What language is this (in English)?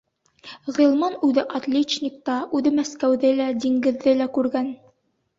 Bashkir